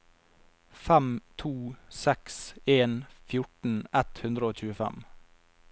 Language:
Norwegian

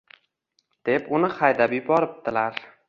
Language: Uzbek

